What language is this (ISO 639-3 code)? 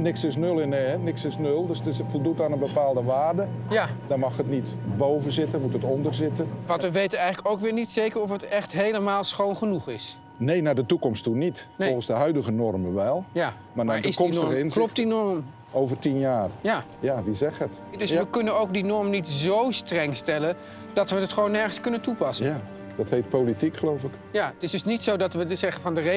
nld